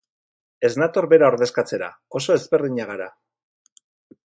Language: Basque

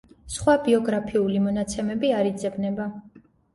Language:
Georgian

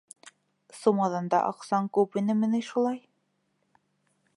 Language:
Bashkir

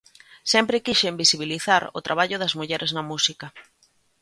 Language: Galician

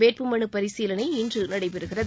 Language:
Tamil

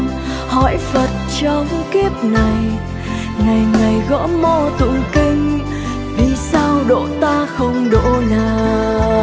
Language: Vietnamese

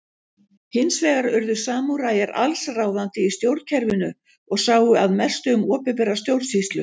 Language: Icelandic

